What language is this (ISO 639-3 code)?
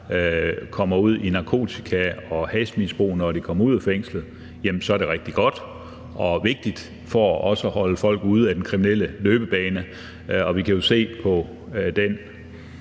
dan